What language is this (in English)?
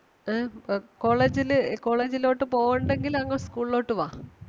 Malayalam